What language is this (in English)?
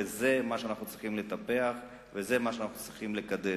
Hebrew